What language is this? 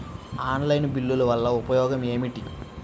Telugu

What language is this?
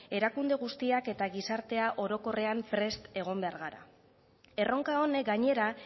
Basque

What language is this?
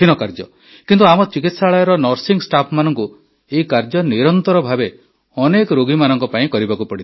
Odia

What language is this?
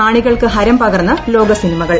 Malayalam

